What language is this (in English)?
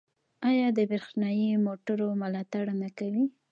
Pashto